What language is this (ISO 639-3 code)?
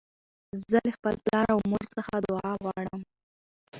pus